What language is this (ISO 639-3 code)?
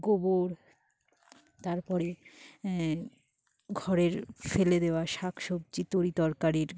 ben